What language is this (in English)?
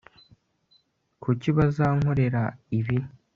Kinyarwanda